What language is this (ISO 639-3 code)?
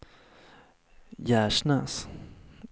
swe